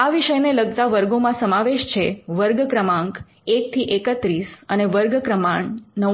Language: Gujarati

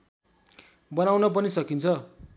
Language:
Nepali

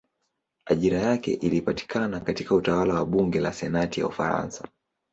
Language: Swahili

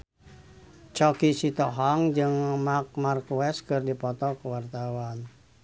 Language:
Sundanese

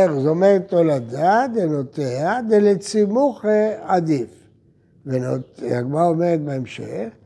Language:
Hebrew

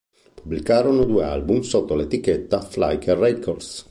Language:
Italian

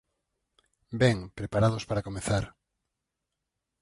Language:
Galician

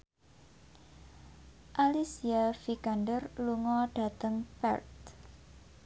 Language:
Javanese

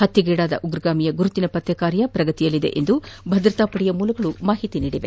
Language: Kannada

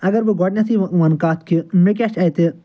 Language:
Kashmiri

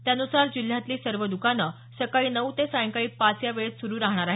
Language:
Marathi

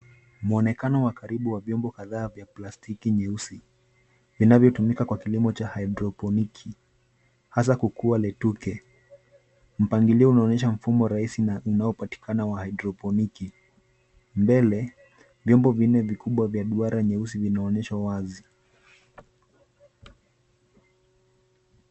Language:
Swahili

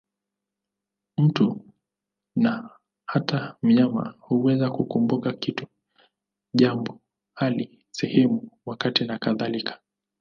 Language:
Swahili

